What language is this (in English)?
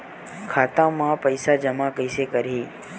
Chhattisgarhi